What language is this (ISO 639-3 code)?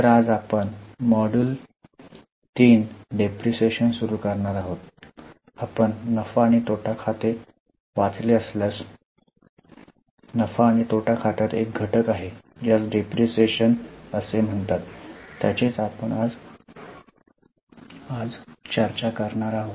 mar